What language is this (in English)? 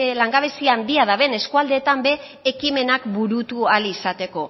Basque